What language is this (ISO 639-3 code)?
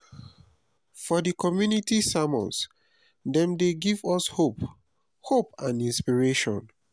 pcm